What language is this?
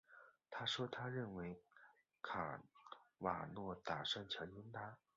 Chinese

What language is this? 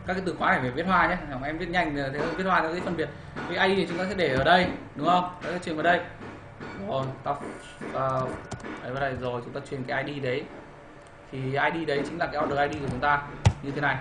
Vietnamese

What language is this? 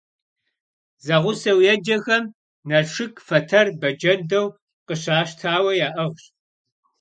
Kabardian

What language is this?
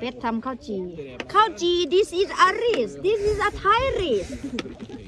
Thai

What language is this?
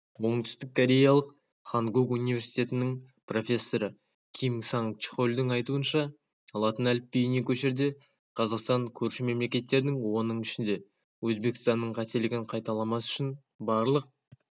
Kazakh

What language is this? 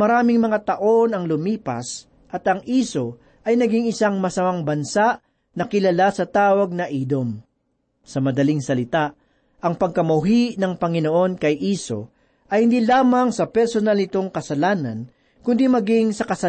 Filipino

